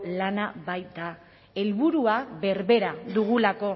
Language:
Basque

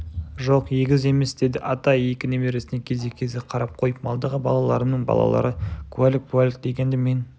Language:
Kazakh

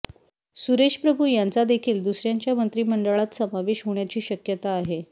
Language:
Marathi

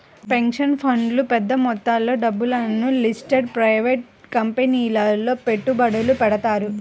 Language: Telugu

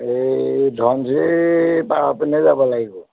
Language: Assamese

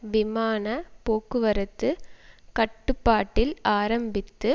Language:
Tamil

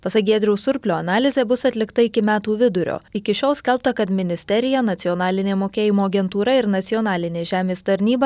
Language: Lithuanian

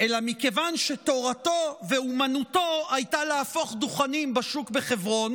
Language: Hebrew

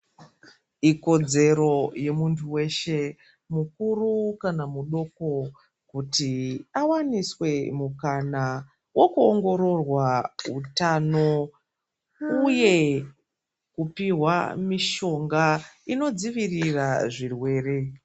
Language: Ndau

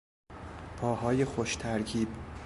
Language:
Persian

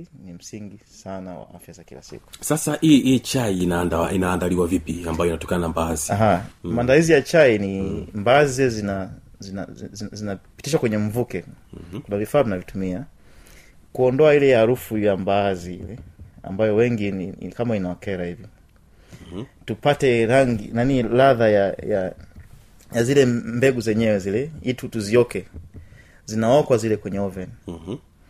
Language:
Swahili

